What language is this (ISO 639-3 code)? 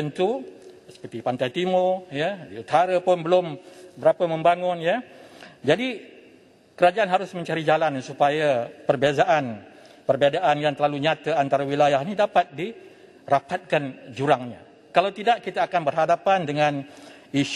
msa